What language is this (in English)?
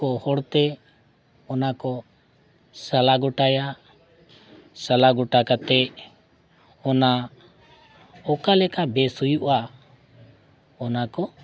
Santali